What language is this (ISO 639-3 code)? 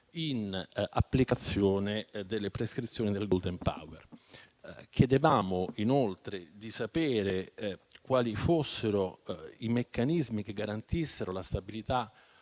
ita